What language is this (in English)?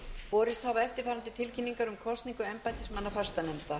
Icelandic